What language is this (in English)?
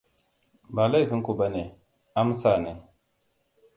Hausa